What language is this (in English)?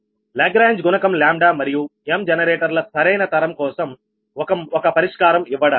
Telugu